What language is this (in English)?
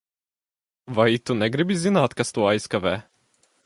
Latvian